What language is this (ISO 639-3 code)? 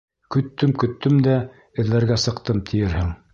bak